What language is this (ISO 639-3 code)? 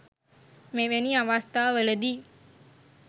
sin